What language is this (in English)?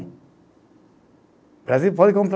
Portuguese